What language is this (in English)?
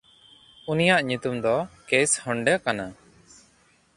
Santali